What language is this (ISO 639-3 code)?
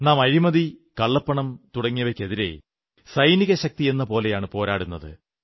mal